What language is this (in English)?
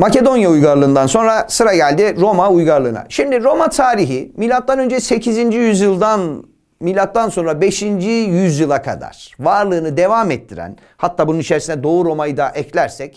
Turkish